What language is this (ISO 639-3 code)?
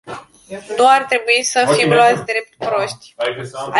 ron